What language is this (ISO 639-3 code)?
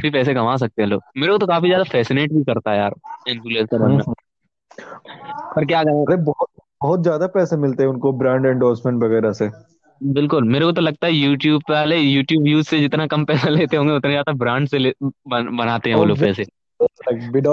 hin